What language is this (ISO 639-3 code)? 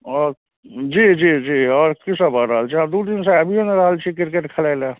mai